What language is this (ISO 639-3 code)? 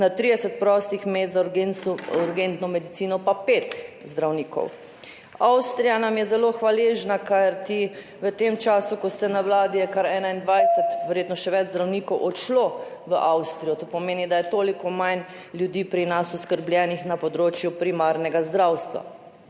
slv